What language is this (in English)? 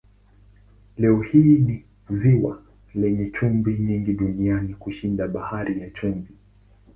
Swahili